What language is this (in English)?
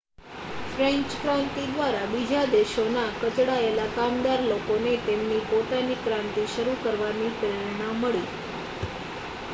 Gujarati